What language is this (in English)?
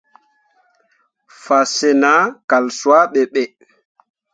Mundang